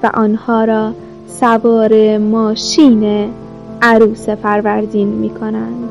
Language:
Persian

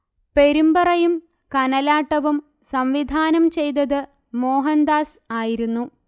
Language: Malayalam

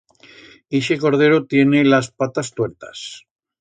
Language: Aragonese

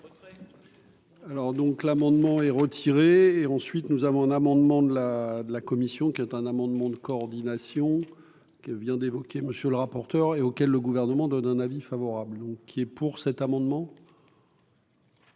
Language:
French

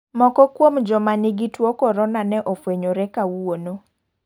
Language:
Luo (Kenya and Tanzania)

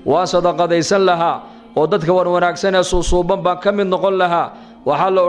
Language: Arabic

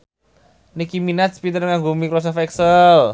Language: Javanese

